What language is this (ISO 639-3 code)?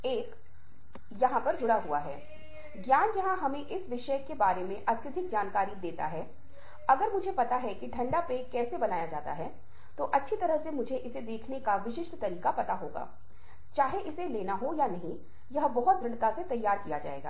hin